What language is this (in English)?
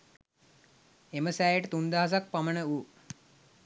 Sinhala